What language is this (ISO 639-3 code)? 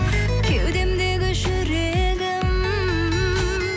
kaz